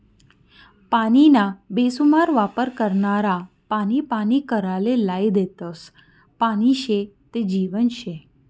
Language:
Marathi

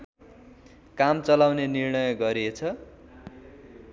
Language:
Nepali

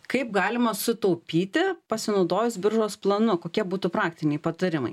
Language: Lithuanian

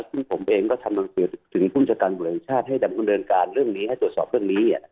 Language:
Thai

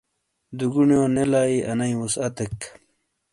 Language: Shina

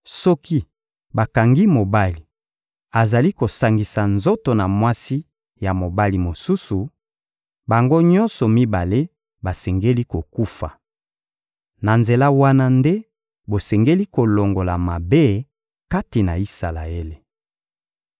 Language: Lingala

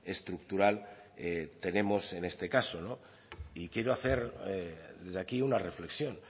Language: Spanish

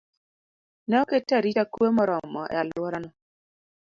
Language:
Luo (Kenya and Tanzania)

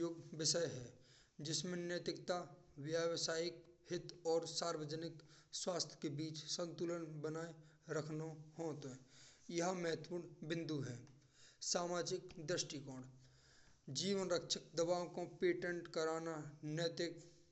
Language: Braj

